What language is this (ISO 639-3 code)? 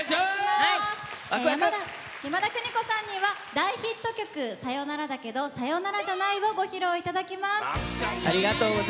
jpn